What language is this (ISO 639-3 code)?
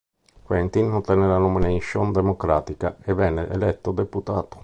ita